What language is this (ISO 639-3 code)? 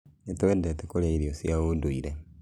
kik